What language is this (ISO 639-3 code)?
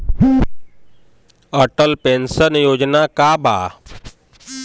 bho